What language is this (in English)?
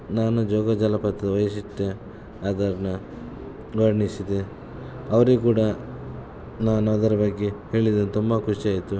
Kannada